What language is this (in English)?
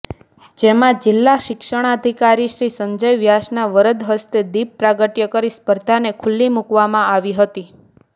Gujarati